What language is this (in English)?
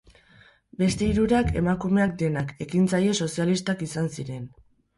Basque